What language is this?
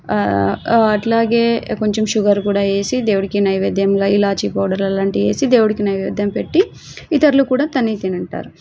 Telugu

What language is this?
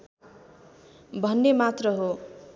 Nepali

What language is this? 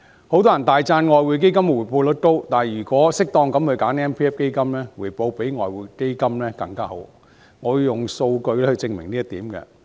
Cantonese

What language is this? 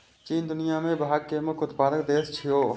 Maithili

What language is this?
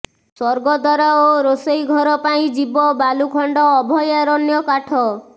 Odia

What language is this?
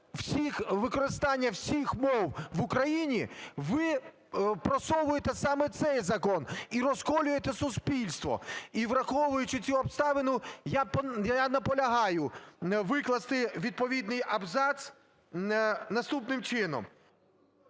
Ukrainian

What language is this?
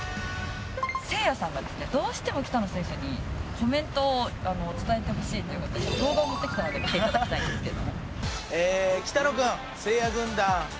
Japanese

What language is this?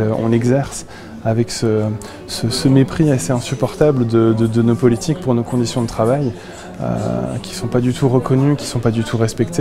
French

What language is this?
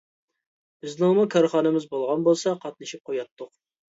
Uyghur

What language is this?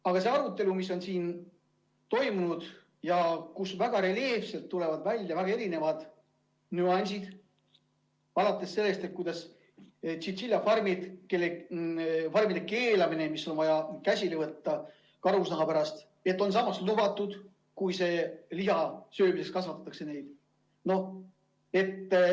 Estonian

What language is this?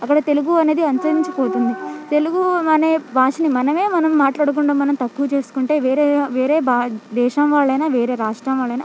Telugu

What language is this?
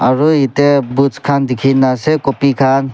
Naga Pidgin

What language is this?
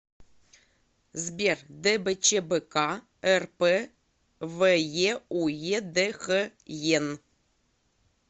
Russian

